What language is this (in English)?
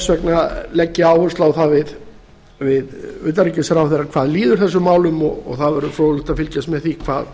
Icelandic